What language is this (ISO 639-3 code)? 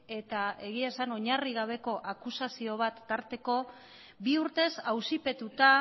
eus